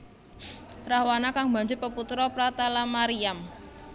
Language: Javanese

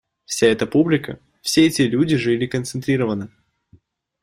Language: Russian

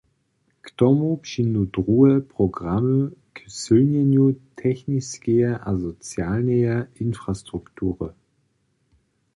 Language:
Upper Sorbian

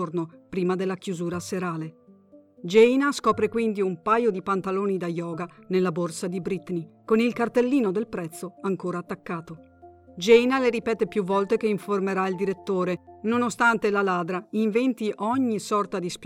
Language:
Italian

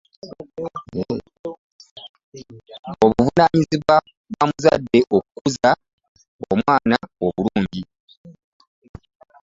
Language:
Ganda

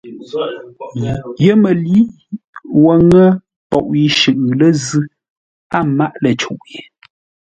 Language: Ngombale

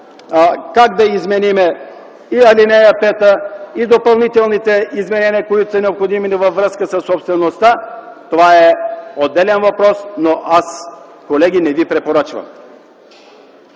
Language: Bulgarian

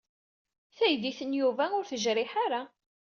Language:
Kabyle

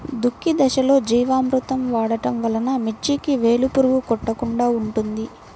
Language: Telugu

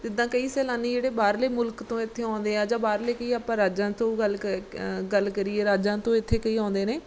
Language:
Punjabi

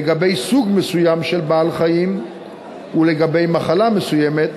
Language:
Hebrew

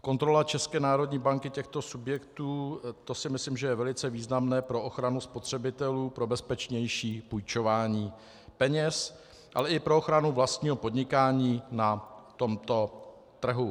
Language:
Czech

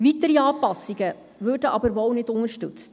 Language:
Swiss German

